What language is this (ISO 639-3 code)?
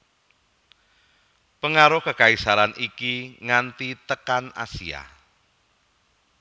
jav